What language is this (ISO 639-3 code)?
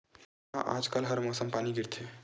hne